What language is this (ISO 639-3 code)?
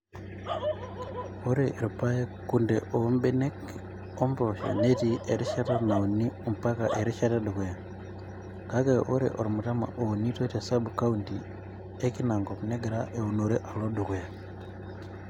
mas